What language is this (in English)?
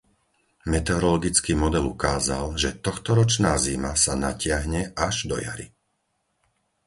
Slovak